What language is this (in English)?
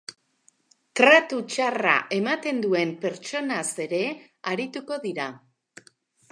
Basque